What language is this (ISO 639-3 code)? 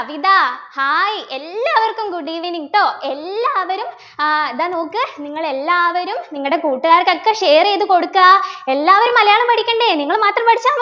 mal